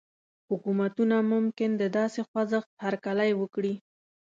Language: Pashto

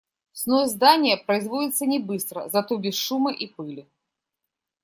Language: Russian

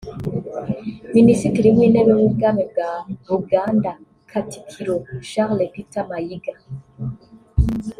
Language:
Kinyarwanda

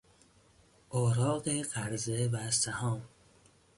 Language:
Persian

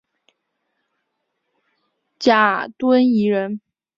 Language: Chinese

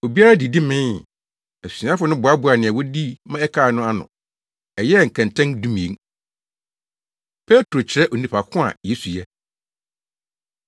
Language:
Akan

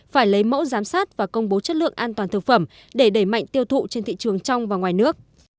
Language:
Vietnamese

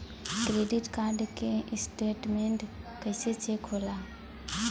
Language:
Bhojpuri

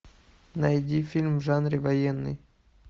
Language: Russian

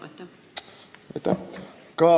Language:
Estonian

